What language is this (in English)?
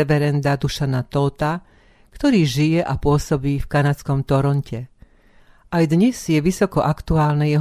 Slovak